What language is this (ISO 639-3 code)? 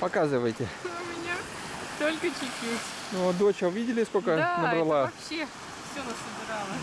rus